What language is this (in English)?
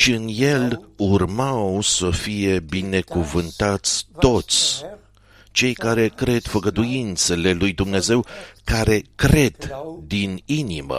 Romanian